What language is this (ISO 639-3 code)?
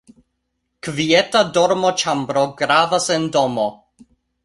epo